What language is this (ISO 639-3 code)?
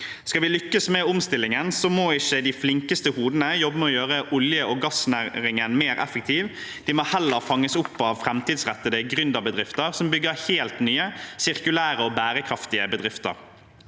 nor